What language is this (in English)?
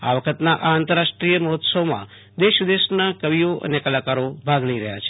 Gujarati